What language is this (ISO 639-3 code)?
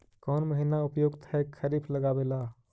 mag